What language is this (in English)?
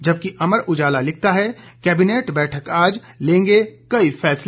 Hindi